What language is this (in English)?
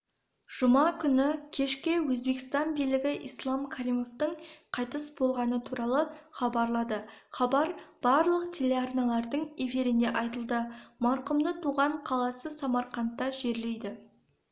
Kazakh